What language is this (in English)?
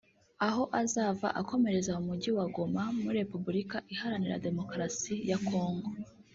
Kinyarwanda